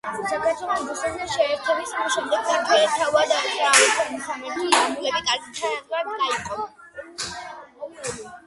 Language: Georgian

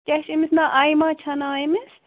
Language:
Kashmiri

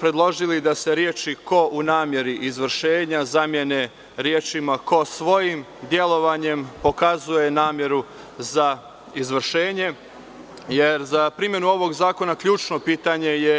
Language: Serbian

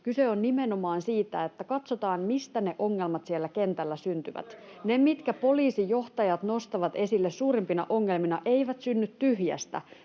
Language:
Finnish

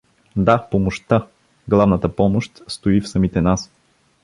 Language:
Bulgarian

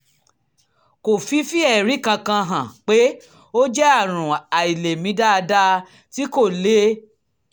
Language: Yoruba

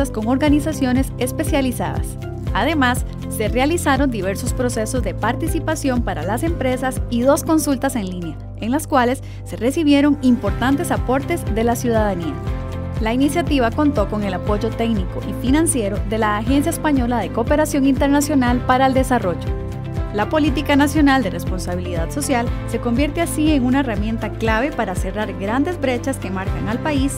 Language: Spanish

